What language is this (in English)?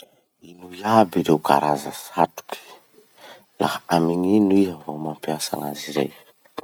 Masikoro Malagasy